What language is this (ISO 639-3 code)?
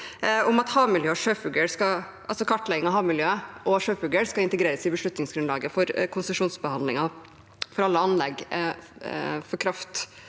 nor